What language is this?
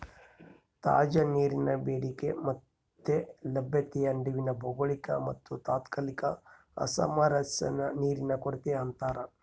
Kannada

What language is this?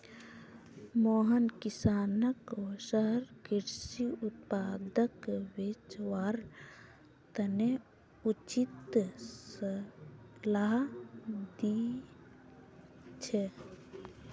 Magahi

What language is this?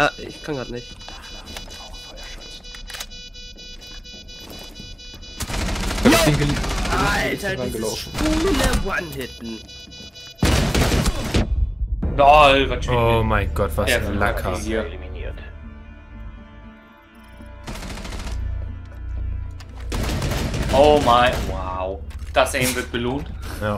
German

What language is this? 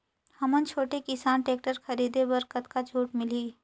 Chhattisgarhi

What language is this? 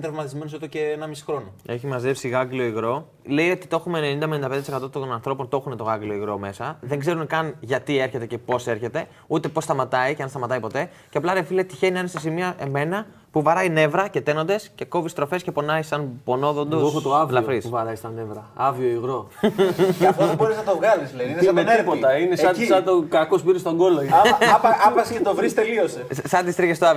Greek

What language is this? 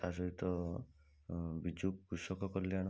Odia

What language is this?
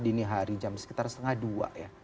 Indonesian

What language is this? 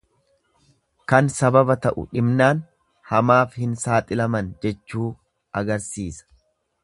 Oromo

